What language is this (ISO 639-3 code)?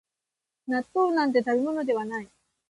jpn